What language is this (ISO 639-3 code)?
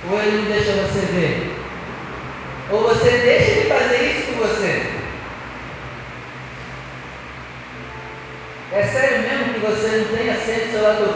por